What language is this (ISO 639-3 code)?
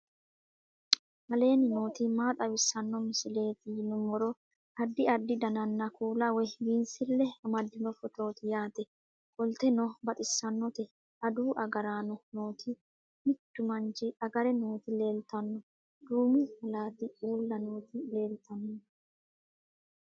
sid